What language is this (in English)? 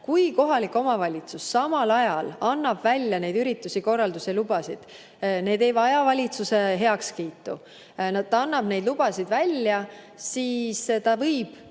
Estonian